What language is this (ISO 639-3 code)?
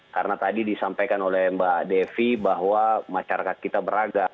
ind